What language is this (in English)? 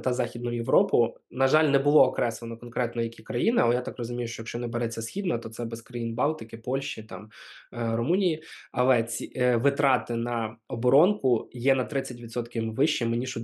Ukrainian